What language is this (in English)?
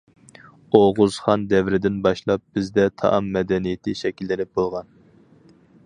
Uyghur